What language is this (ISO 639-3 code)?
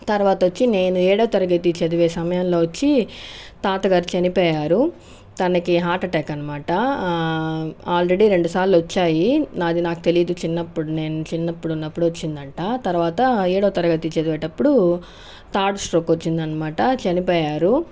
tel